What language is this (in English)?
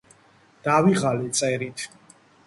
Georgian